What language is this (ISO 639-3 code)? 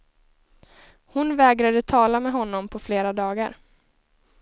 swe